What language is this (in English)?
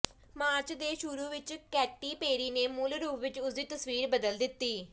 Punjabi